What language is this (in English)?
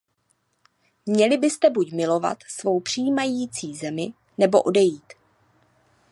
Czech